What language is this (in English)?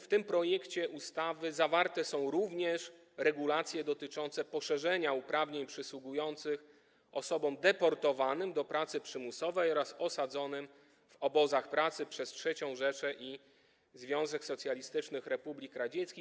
Polish